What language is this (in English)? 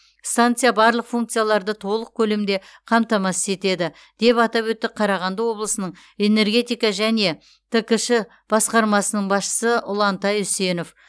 Kazakh